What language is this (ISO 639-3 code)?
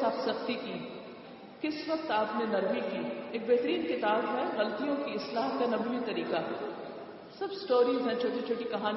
urd